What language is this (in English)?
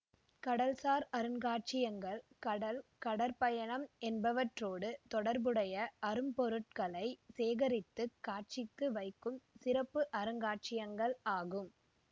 Tamil